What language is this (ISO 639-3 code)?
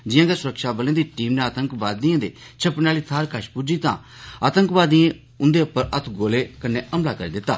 doi